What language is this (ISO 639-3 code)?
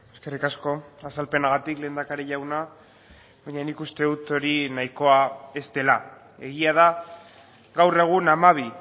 eus